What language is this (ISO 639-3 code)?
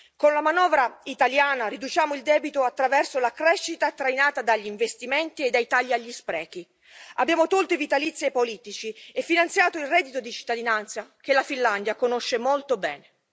ita